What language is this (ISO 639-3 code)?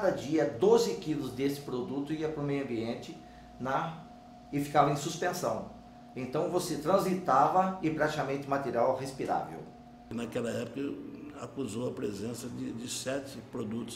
por